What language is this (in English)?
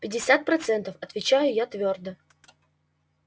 Russian